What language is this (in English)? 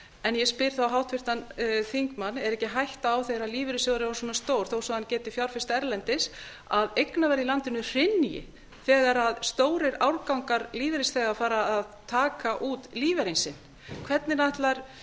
Icelandic